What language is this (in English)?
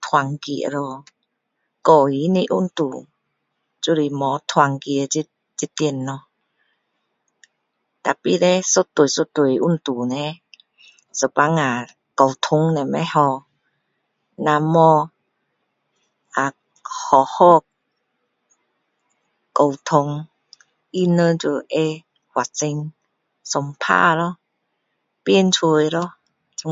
Min Dong Chinese